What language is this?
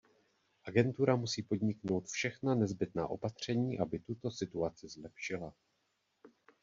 Czech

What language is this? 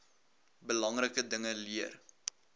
Afrikaans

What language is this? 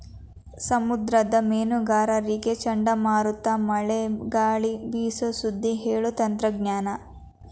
Kannada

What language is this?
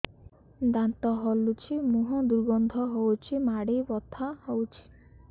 Odia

